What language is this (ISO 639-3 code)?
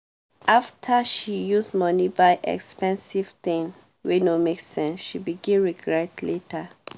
pcm